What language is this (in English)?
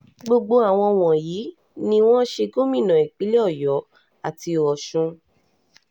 Yoruba